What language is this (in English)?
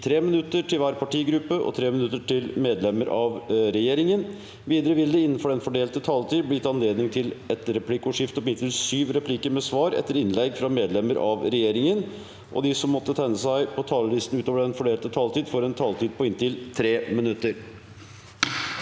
Norwegian